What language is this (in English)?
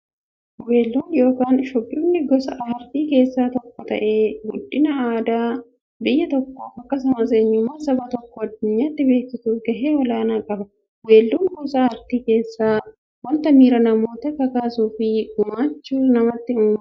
Oromo